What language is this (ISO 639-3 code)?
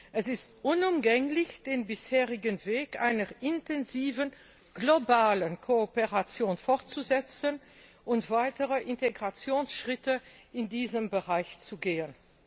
deu